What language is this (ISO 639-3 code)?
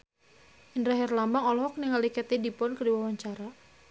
sun